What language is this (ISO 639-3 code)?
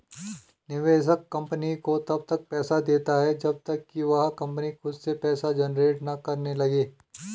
hin